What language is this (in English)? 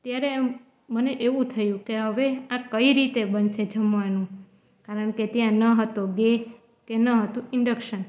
Gujarati